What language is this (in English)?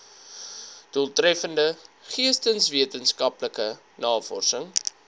Afrikaans